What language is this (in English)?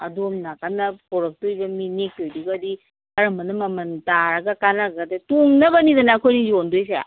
Manipuri